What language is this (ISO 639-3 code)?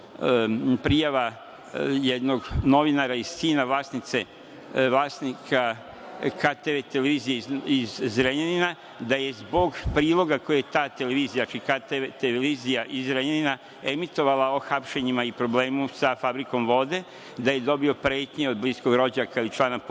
srp